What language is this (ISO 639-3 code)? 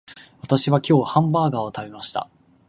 jpn